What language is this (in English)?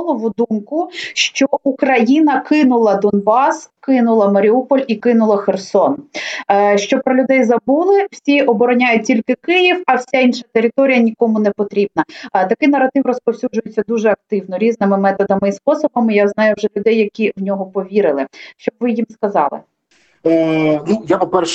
Ukrainian